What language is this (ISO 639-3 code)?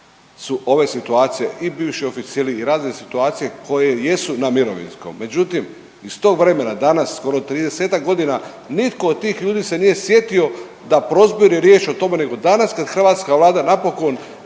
hrv